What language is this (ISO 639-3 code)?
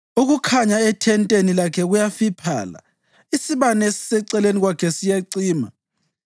nde